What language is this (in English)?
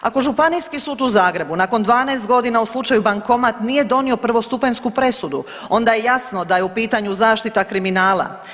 Croatian